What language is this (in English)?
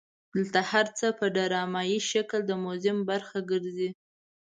Pashto